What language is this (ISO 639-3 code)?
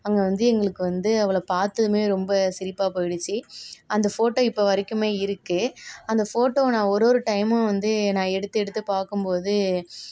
tam